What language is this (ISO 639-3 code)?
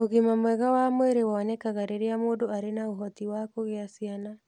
kik